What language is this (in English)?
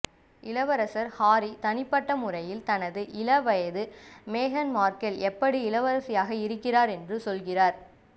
Tamil